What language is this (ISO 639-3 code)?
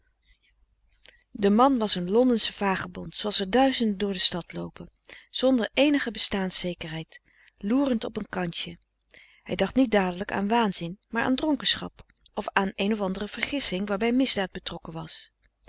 nld